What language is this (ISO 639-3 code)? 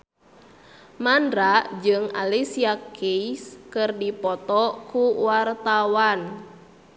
sun